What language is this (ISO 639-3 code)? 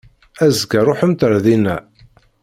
kab